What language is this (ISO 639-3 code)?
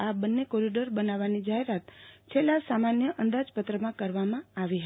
guj